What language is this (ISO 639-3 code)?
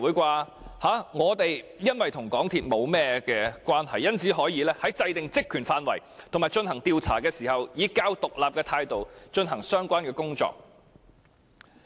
yue